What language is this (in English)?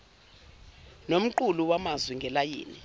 Zulu